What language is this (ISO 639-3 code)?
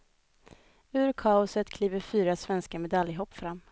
swe